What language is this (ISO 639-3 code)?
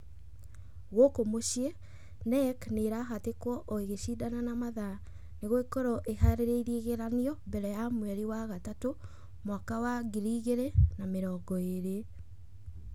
kik